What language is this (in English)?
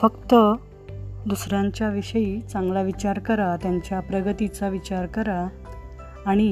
Marathi